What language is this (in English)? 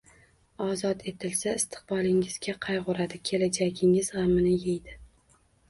Uzbek